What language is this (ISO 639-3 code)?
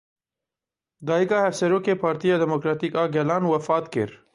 kur